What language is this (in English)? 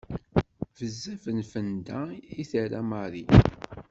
Kabyle